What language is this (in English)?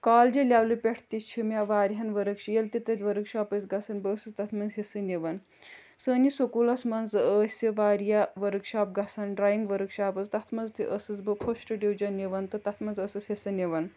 Kashmiri